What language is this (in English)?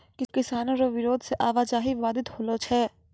Maithili